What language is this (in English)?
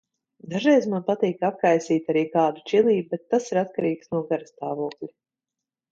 Latvian